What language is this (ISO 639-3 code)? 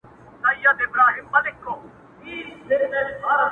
pus